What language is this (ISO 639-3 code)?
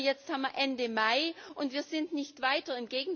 deu